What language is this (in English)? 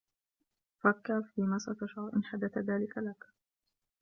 Arabic